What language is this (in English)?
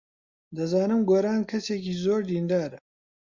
Central Kurdish